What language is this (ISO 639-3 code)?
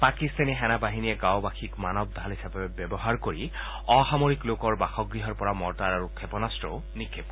asm